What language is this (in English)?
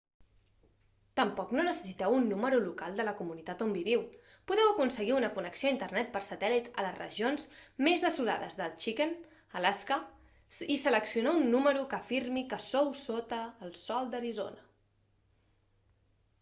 Catalan